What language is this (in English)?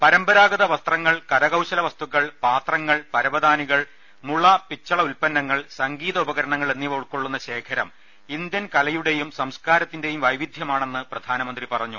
Malayalam